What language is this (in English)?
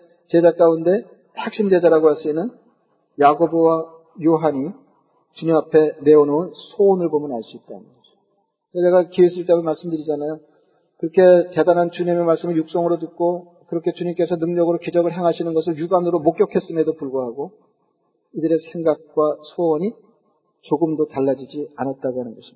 Korean